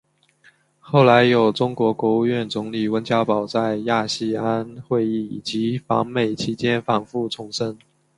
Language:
Chinese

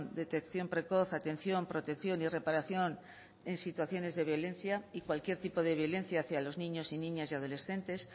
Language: Spanish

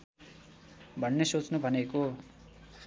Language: Nepali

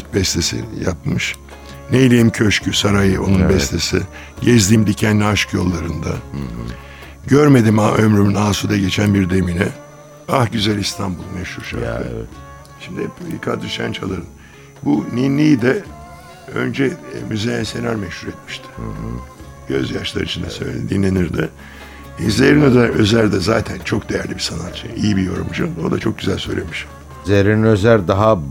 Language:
Turkish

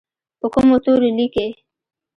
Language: Pashto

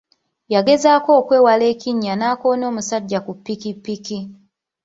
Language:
Ganda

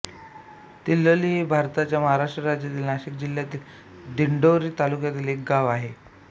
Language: Marathi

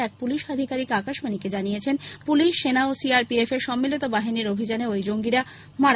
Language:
Bangla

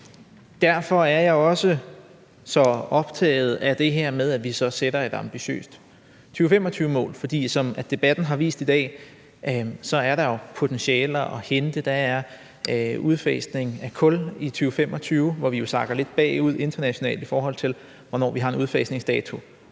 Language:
Danish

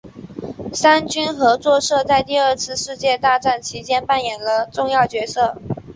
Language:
Chinese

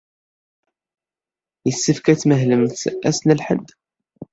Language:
Kabyle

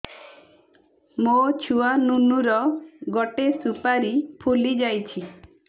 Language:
Odia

